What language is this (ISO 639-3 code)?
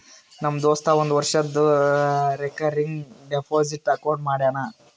kan